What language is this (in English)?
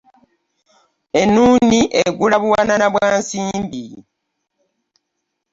Ganda